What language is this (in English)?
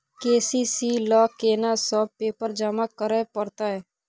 Maithili